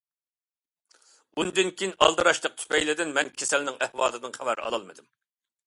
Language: Uyghur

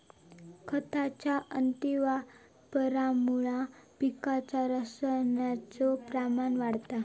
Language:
Marathi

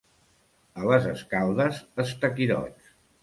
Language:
Catalan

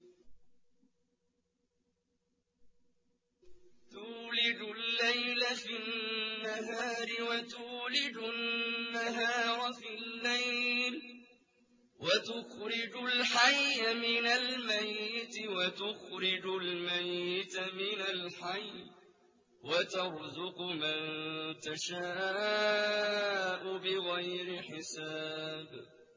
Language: Arabic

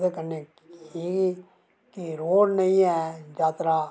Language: Dogri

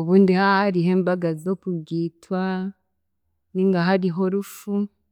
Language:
Chiga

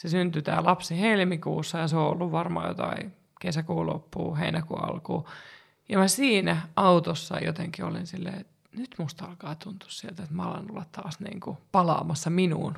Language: Finnish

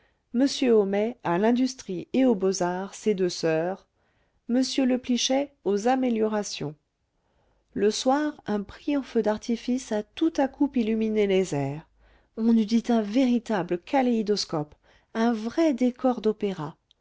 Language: French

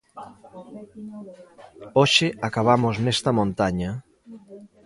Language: Galician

